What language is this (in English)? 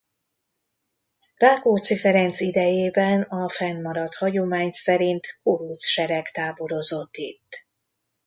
Hungarian